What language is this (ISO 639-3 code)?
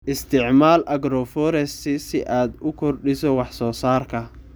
som